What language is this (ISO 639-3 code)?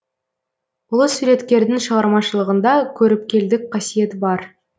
kaz